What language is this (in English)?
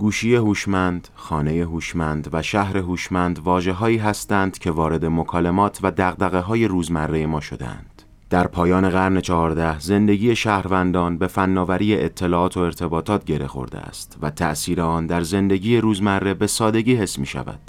Persian